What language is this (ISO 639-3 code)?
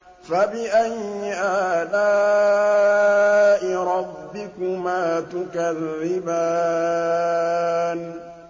ara